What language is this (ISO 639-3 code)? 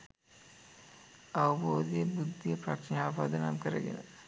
sin